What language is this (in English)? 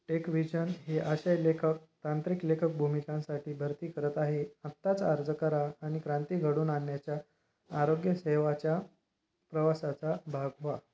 Marathi